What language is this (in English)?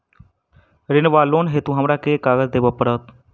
Maithili